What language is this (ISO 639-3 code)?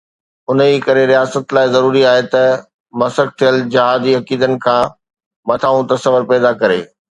snd